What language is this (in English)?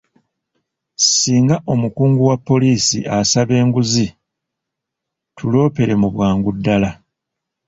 Ganda